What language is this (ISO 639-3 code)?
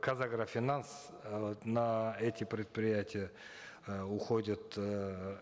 kaz